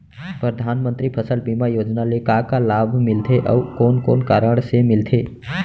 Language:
Chhattisgarhi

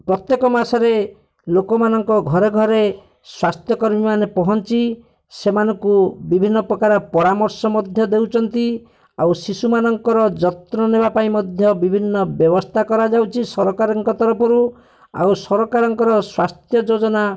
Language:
Odia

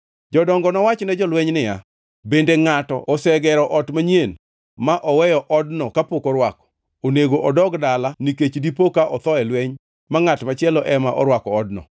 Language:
Luo (Kenya and Tanzania)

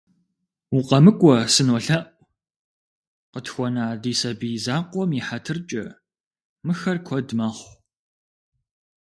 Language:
Kabardian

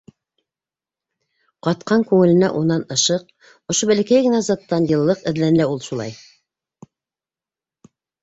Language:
Bashkir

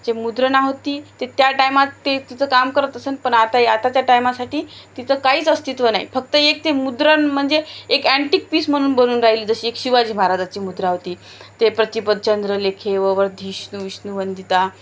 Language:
Marathi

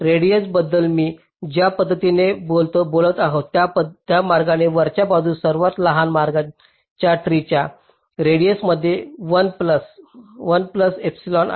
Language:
Marathi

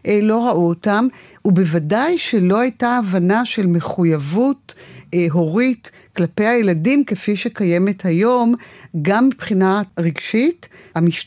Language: Hebrew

